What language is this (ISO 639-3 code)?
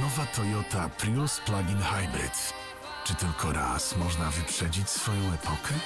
pol